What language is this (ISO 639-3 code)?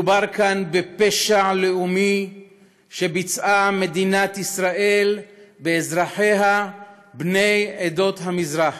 heb